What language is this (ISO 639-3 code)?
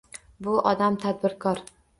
uzb